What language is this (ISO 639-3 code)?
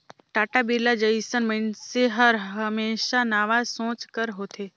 hne